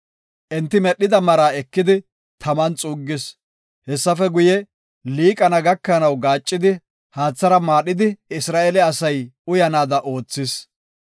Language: Gofa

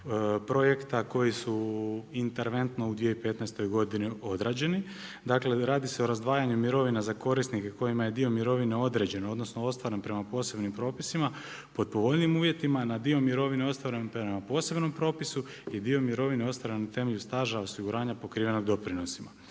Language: Croatian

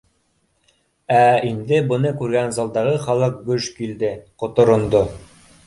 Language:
Bashkir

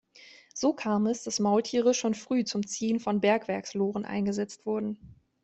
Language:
German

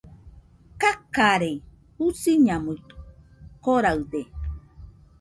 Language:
Nüpode Huitoto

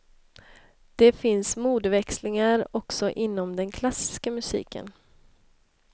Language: Swedish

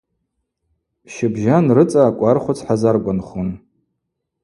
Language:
Abaza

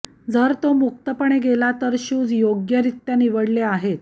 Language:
Marathi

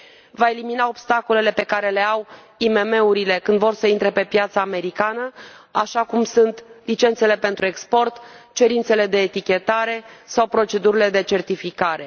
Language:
Romanian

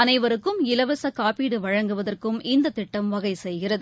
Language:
Tamil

